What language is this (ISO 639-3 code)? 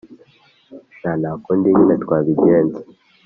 kin